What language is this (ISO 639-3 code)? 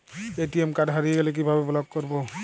ben